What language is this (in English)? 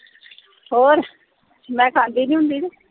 Punjabi